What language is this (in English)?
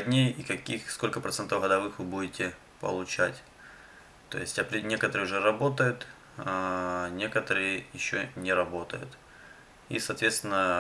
Russian